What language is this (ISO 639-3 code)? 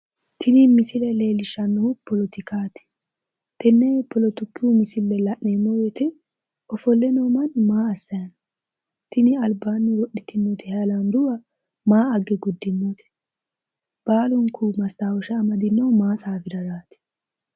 sid